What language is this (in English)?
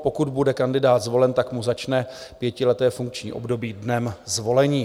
Czech